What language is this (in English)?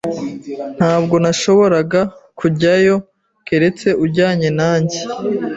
Kinyarwanda